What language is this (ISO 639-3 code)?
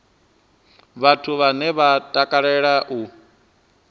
ven